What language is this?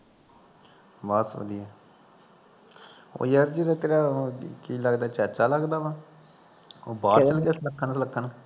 Punjabi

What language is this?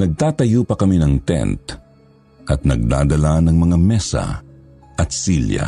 Filipino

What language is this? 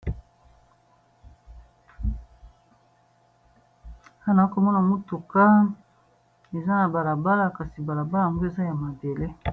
Lingala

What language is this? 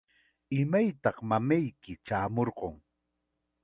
Chiquián Ancash Quechua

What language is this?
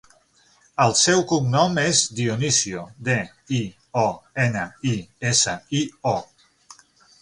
Catalan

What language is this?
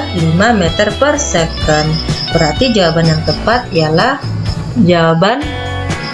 Indonesian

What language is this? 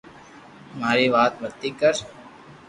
Loarki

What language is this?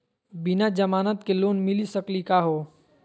Magahi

